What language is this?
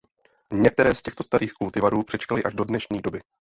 Czech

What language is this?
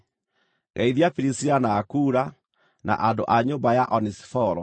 Kikuyu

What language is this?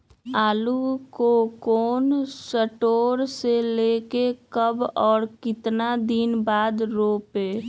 Magahi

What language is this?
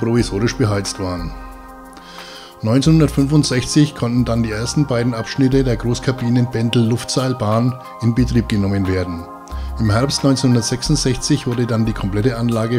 German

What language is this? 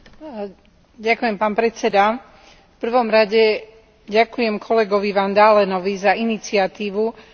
Slovak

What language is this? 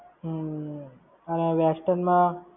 Gujarati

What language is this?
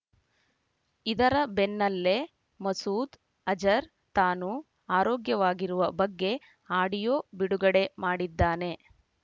Kannada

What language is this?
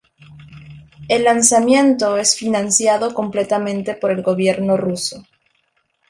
Spanish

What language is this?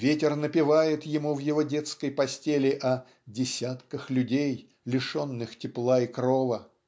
Russian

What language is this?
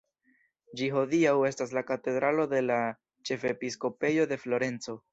Esperanto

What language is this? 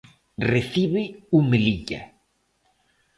Galician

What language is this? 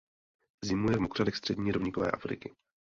Czech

